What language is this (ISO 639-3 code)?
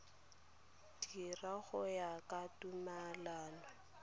tsn